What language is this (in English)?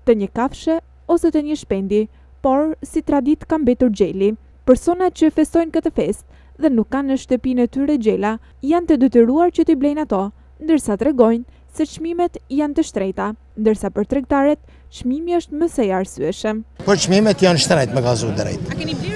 Romanian